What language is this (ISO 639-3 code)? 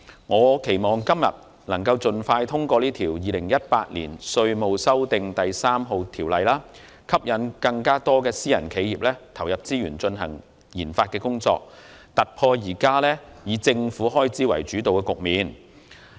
yue